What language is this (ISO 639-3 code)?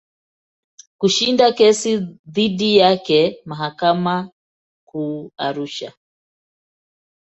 swa